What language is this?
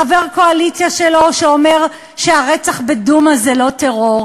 Hebrew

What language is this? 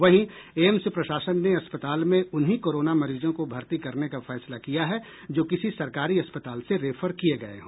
Hindi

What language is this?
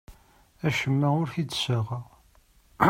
Kabyle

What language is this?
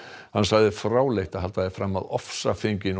Icelandic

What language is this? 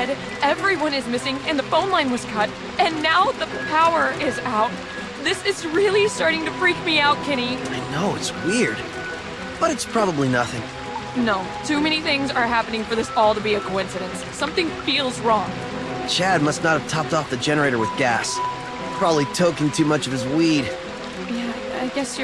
English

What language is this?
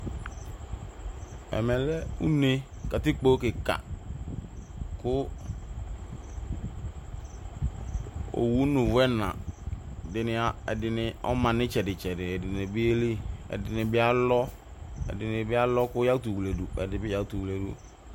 Ikposo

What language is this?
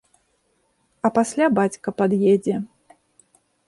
Belarusian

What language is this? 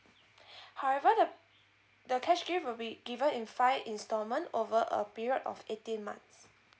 English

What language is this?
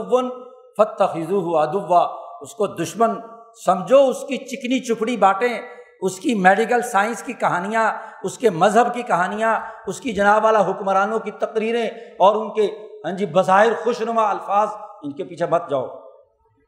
Urdu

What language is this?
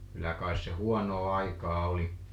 Finnish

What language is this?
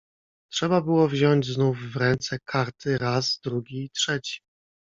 Polish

